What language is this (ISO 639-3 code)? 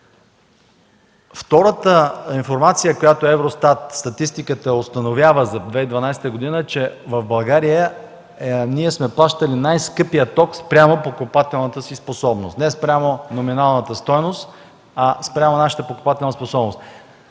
bul